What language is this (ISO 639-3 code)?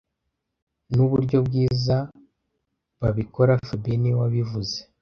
kin